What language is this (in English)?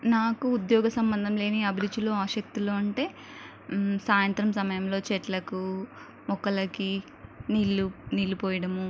Telugu